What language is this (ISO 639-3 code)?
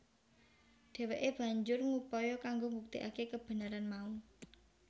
jav